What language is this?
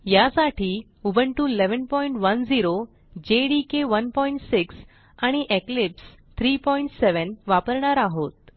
Marathi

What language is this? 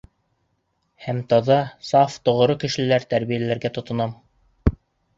Bashkir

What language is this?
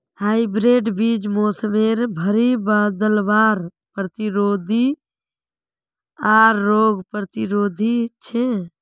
Magahi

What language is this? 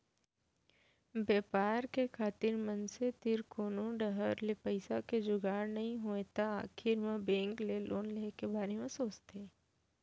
Chhattisgarhi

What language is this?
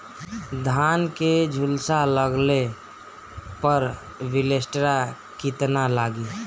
Bhojpuri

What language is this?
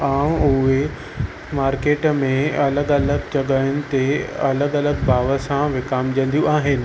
Sindhi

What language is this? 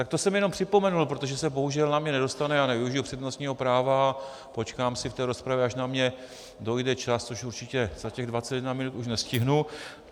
Czech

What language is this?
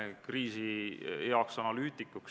Estonian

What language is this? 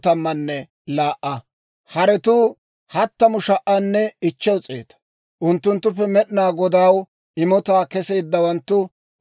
Dawro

